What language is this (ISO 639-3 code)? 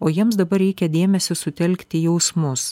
lit